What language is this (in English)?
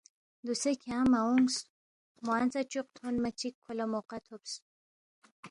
Balti